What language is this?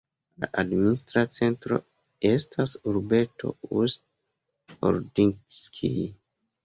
Esperanto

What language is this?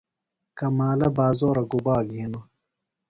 Phalura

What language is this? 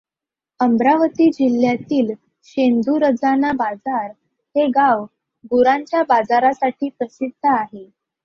Marathi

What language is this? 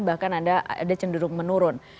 Indonesian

